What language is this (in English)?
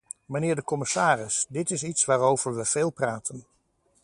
Dutch